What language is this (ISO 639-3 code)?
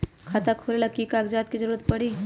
mag